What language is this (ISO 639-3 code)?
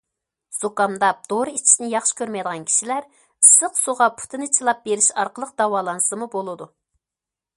uig